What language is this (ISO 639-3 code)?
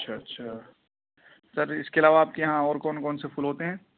urd